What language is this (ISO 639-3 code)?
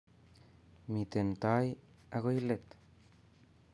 kln